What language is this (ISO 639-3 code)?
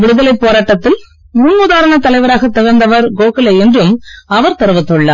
tam